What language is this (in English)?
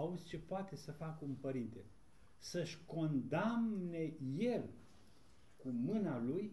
Romanian